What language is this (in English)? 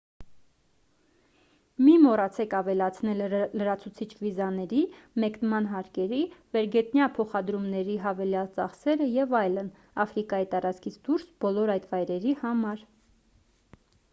Armenian